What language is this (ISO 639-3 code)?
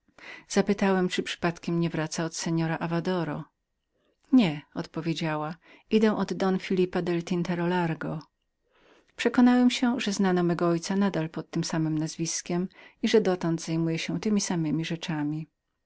pol